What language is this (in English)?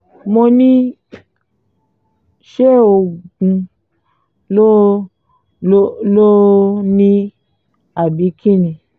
Yoruba